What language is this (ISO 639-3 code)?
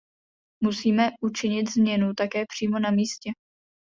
ces